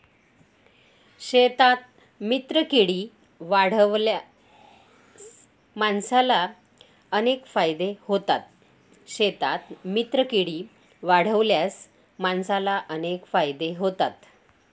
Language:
Marathi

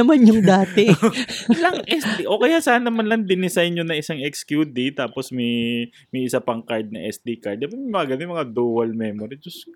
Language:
Filipino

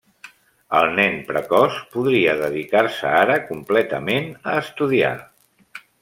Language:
Catalan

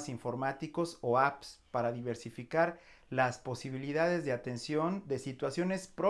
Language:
Spanish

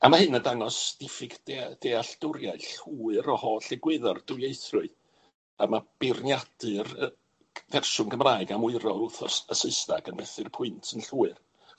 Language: Welsh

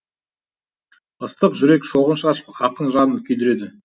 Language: Kazakh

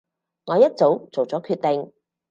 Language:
Cantonese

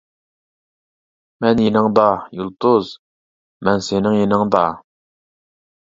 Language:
Uyghur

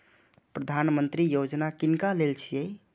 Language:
Maithili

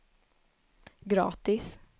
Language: Swedish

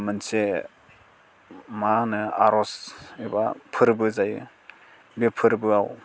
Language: Bodo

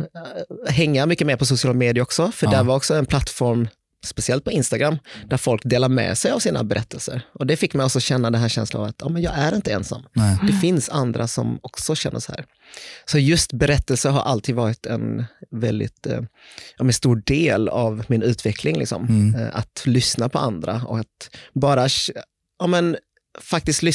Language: Swedish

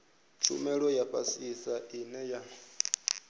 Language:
Venda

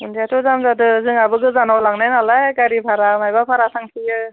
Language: Bodo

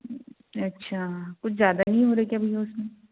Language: Hindi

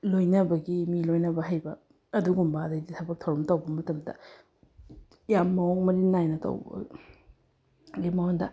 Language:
Manipuri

